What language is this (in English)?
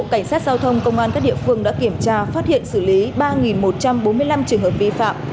Vietnamese